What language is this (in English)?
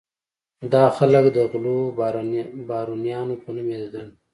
Pashto